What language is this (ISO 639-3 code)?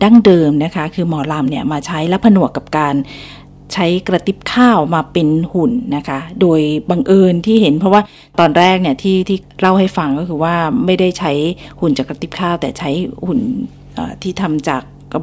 tha